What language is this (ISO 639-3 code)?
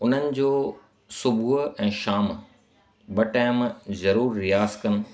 snd